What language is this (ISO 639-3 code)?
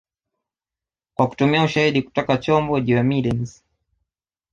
swa